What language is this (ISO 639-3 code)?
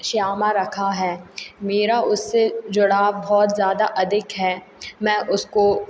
hin